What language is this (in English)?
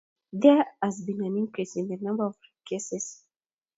Kalenjin